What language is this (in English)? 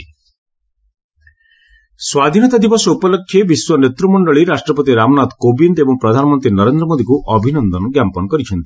Odia